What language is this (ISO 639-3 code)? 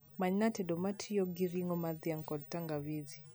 luo